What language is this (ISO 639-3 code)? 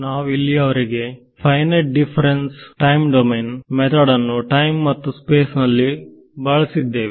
kan